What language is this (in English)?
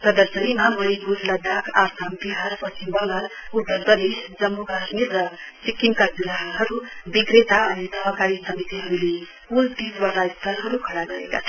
Nepali